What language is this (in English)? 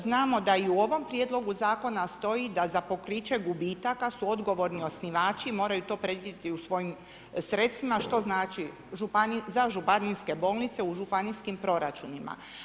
Croatian